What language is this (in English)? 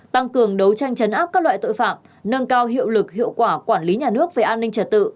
Vietnamese